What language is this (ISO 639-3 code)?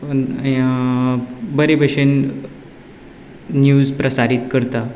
kok